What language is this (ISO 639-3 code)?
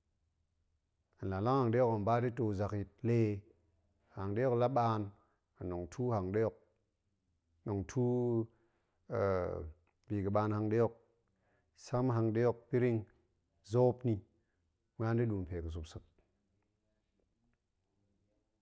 ank